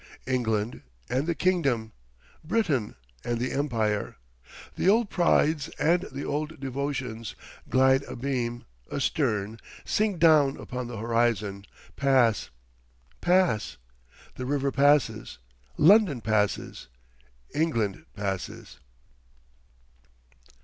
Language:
English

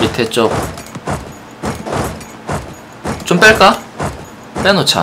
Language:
Korean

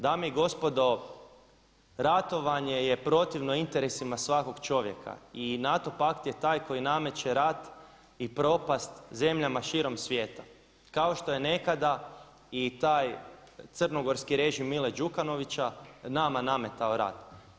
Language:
Croatian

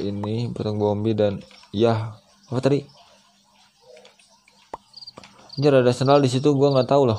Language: Indonesian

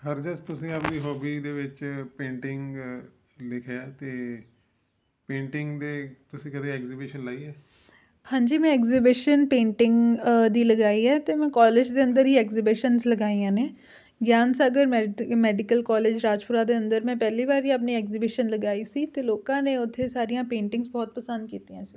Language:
Punjabi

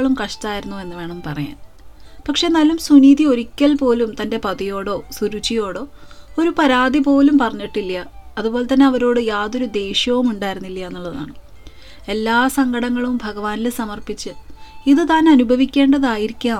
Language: Malayalam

